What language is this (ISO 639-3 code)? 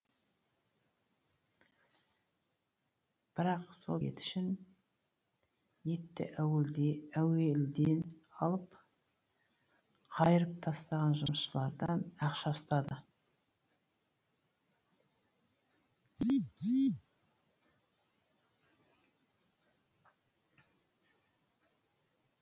kaz